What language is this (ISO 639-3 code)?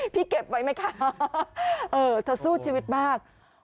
tha